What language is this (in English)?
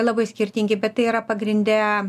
Lithuanian